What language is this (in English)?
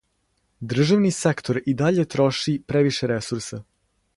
Serbian